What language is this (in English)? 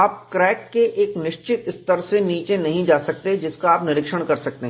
Hindi